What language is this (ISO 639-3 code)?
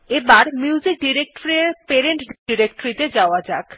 ben